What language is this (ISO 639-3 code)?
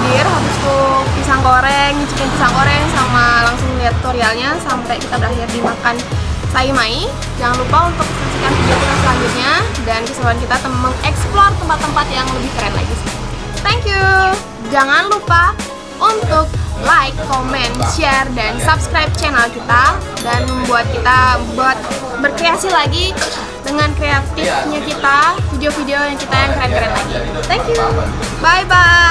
ind